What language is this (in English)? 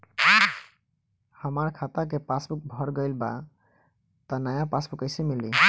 Bhojpuri